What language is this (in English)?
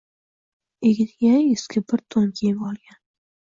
Uzbek